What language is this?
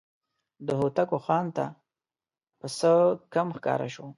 Pashto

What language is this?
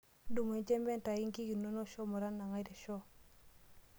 Masai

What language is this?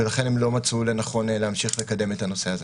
Hebrew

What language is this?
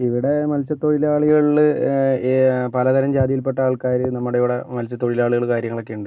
Malayalam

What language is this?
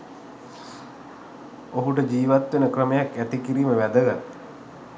Sinhala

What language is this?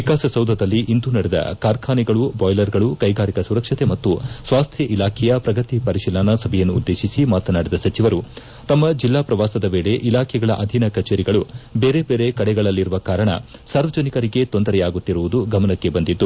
Kannada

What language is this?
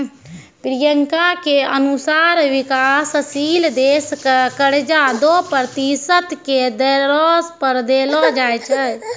Maithili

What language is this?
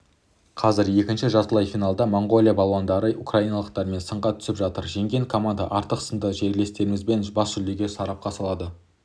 Kazakh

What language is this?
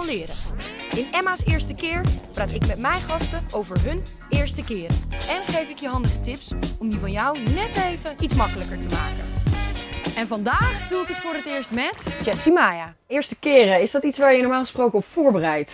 Dutch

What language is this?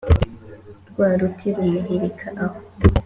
Kinyarwanda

